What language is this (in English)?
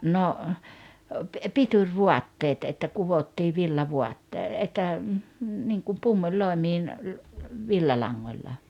Finnish